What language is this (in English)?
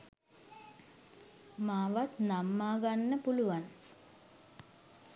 Sinhala